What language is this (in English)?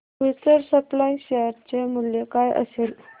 Marathi